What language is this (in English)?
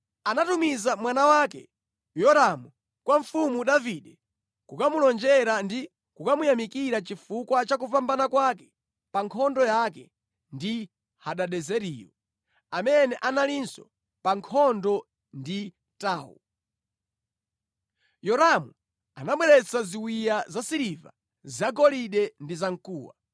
Nyanja